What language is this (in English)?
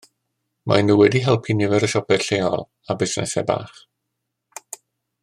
Welsh